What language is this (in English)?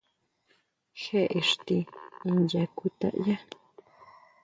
Huautla Mazatec